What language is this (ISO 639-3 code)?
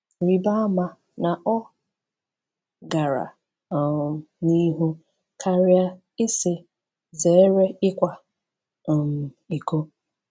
ibo